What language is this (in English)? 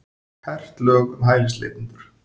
Icelandic